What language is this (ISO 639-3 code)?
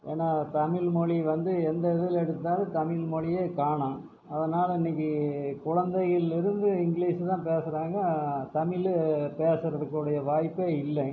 tam